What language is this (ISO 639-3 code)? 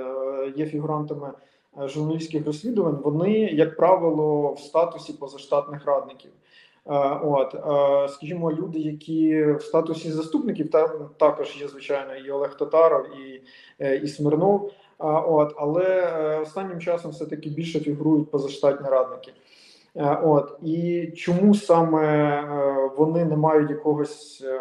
ukr